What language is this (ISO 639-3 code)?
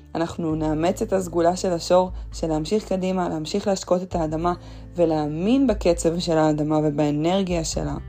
heb